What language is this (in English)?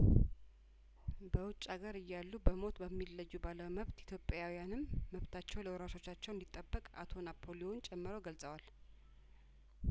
Amharic